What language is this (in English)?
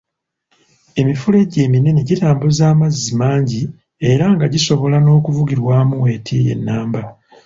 Ganda